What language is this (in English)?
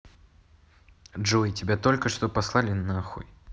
Russian